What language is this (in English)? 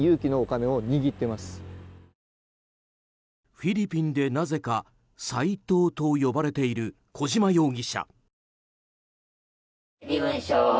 Japanese